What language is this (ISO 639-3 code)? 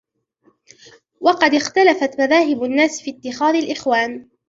ara